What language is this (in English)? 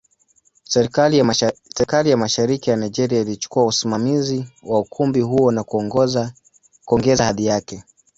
Swahili